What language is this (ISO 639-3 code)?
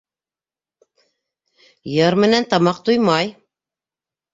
bak